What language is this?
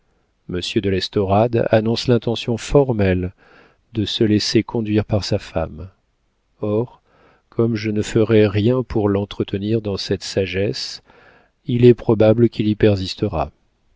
French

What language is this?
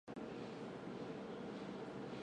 Chinese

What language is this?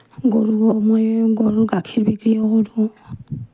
Assamese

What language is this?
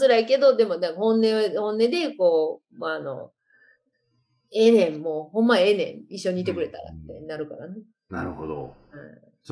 Japanese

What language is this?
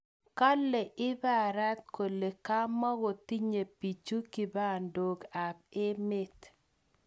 Kalenjin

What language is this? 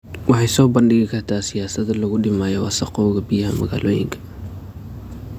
Somali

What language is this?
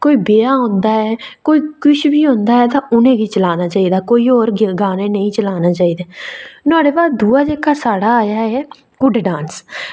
Dogri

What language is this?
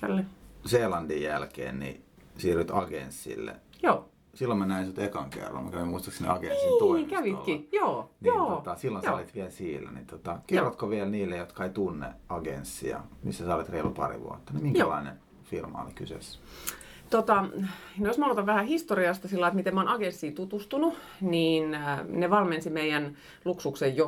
Finnish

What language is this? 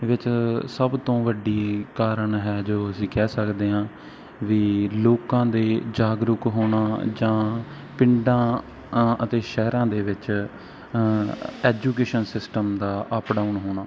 Punjabi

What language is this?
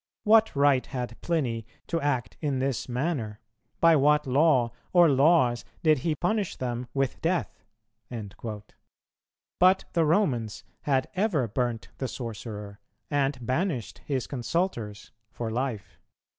English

